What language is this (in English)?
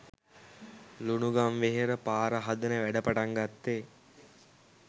Sinhala